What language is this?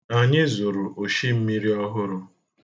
Igbo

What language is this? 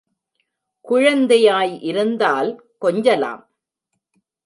Tamil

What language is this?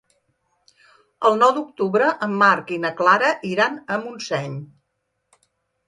Catalan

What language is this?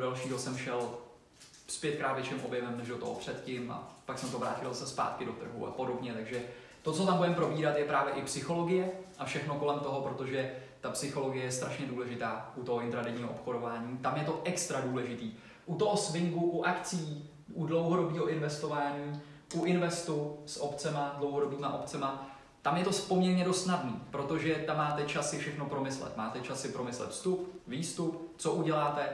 Czech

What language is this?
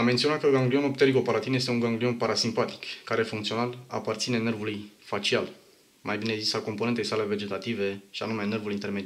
Romanian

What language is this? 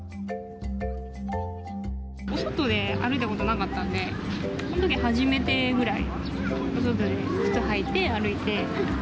Japanese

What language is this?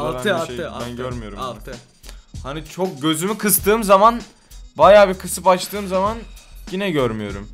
Turkish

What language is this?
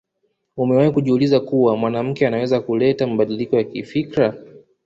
Swahili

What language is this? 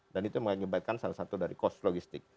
Indonesian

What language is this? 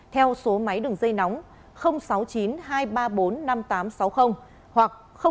Vietnamese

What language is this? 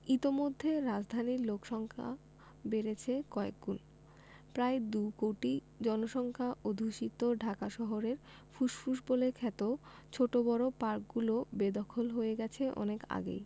Bangla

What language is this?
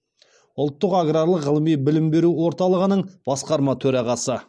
Kazakh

